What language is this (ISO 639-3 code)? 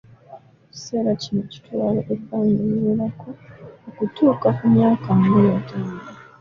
lug